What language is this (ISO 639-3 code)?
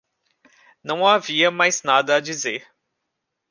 por